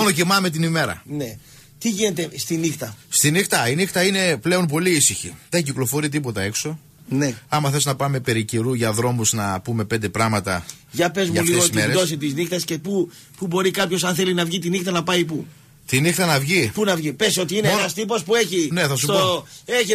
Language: Greek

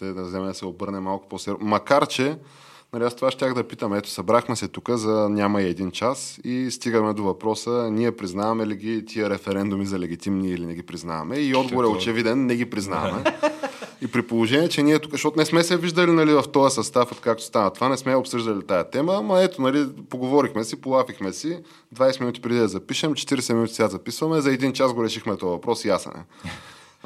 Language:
Bulgarian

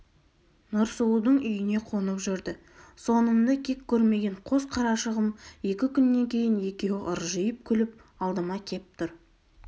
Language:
Kazakh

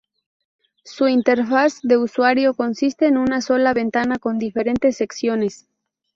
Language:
Spanish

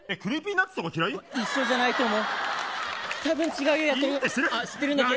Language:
Japanese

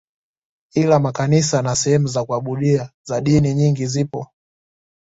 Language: Swahili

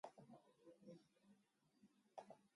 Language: Japanese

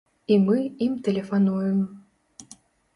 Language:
Belarusian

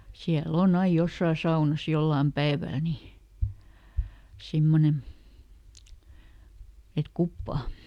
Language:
Finnish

